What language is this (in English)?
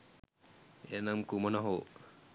Sinhala